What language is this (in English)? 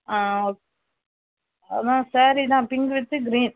Tamil